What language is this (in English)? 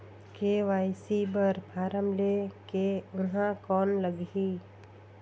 Chhattisgarhi